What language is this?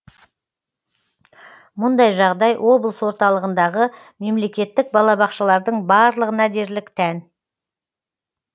Kazakh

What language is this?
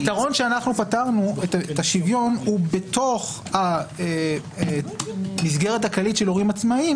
Hebrew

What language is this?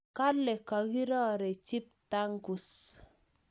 Kalenjin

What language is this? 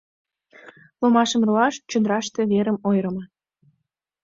Mari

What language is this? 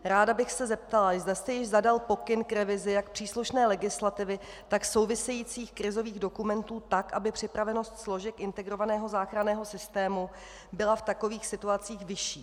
Czech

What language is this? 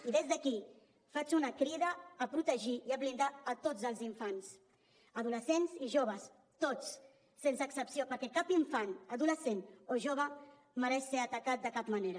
Catalan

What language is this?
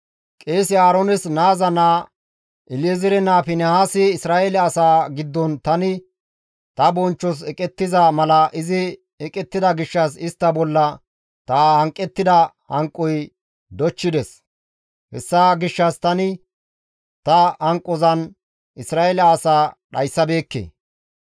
Gamo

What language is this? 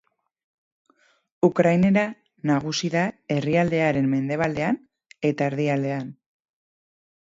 Basque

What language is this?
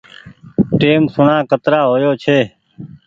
Goaria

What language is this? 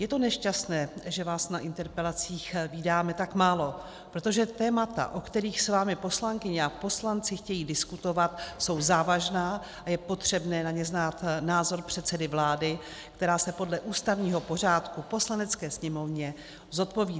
Czech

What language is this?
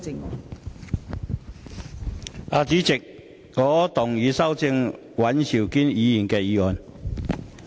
Cantonese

